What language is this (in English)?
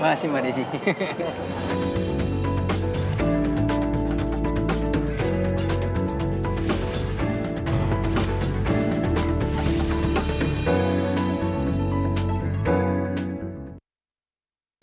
Indonesian